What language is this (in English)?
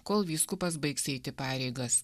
Lithuanian